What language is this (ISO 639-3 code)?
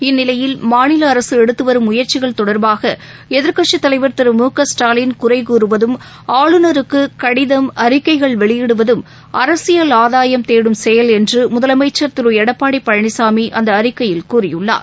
tam